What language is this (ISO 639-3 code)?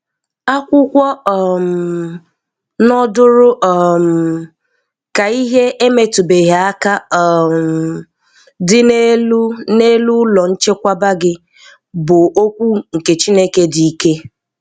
ibo